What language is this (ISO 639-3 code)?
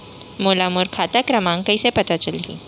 hne